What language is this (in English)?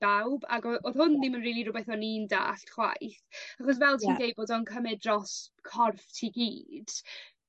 Welsh